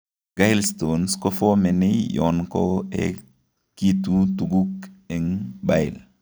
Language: Kalenjin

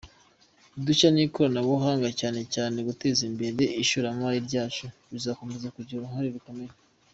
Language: Kinyarwanda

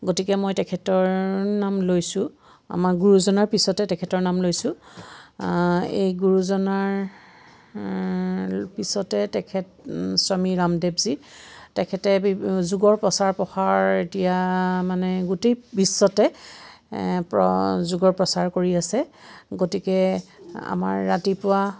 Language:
Assamese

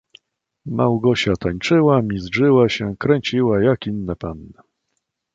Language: Polish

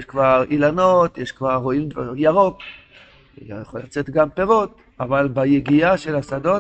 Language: Hebrew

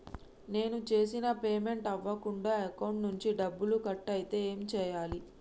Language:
Telugu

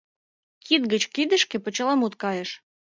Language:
Mari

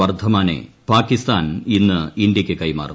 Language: Malayalam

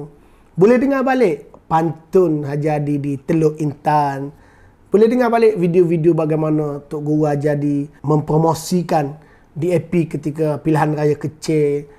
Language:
Malay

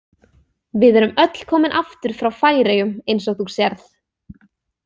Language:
Icelandic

